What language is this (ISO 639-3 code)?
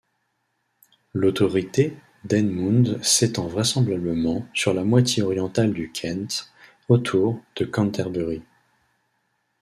fra